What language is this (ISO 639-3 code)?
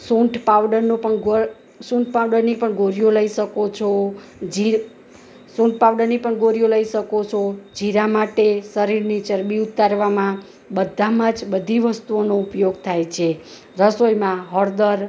guj